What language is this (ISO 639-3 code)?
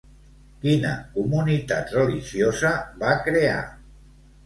cat